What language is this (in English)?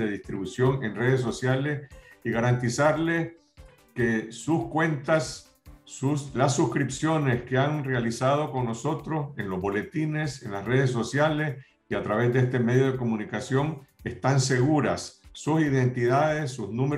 Spanish